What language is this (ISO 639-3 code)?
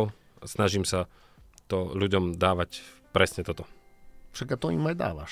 slk